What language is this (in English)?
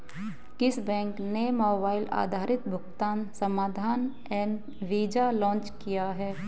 Hindi